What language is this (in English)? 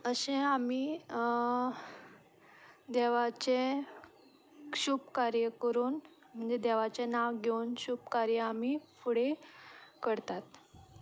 Konkani